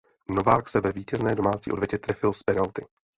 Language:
Czech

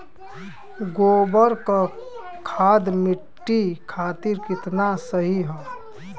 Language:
Bhojpuri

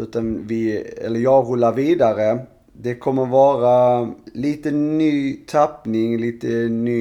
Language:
Swedish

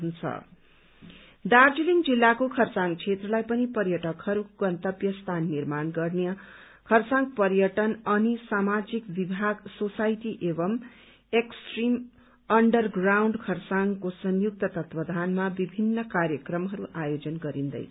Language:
Nepali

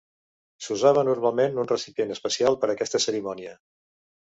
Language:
Catalan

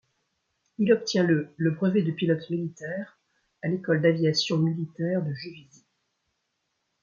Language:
French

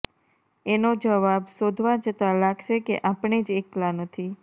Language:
Gujarati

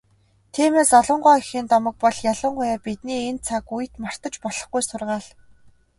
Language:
Mongolian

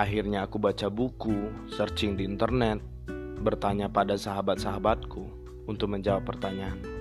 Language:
Indonesian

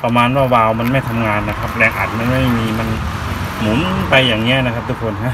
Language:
Thai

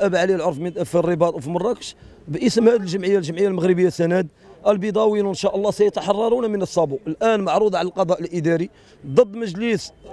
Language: Arabic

